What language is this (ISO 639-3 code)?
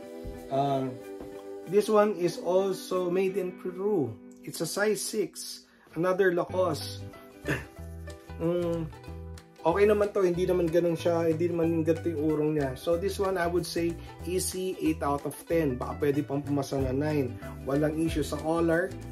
fil